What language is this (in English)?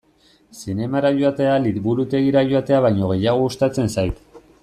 Basque